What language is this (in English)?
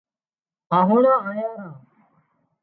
Wadiyara Koli